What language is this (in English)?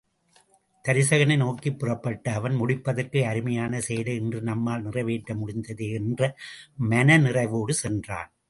Tamil